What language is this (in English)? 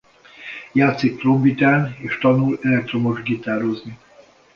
Hungarian